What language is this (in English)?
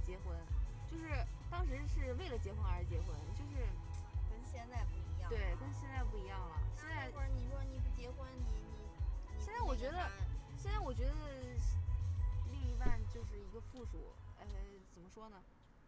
Chinese